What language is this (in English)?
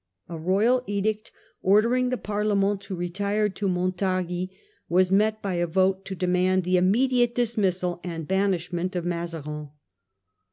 English